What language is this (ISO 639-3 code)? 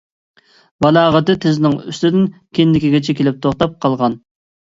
uig